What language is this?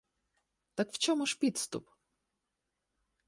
Ukrainian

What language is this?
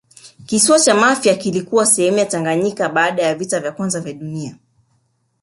Swahili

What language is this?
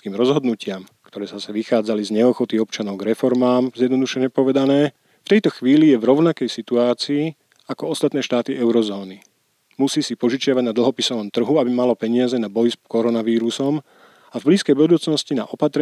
Slovak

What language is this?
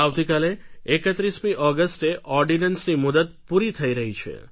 Gujarati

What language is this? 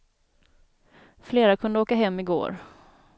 Swedish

